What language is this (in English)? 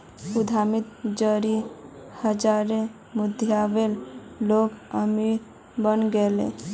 Magahi